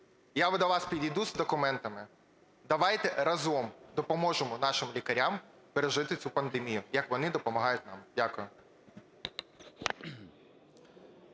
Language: Ukrainian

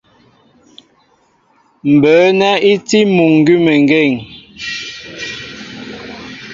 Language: Mbo (Cameroon)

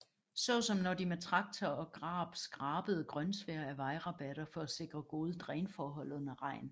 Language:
Danish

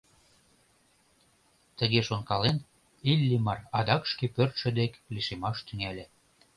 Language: Mari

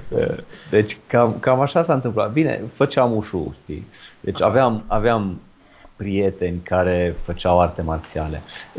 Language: Romanian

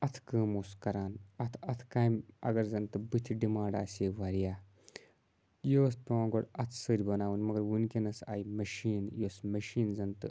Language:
Kashmiri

